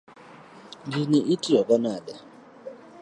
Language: Luo (Kenya and Tanzania)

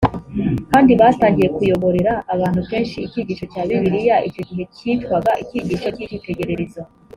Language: Kinyarwanda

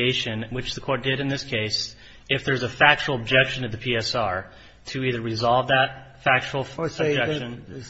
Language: English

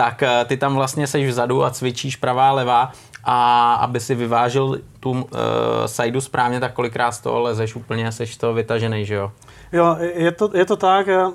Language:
Czech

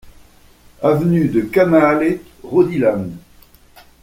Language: French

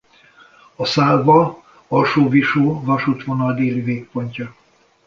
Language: Hungarian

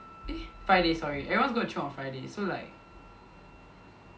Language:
English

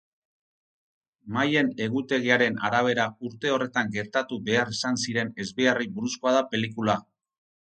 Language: Basque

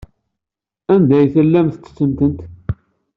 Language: Kabyle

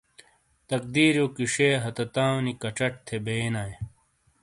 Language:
Shina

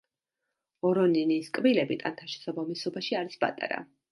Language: Georgian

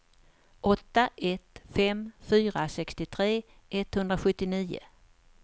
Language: Swedish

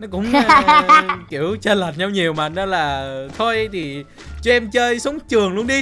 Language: Vietnamese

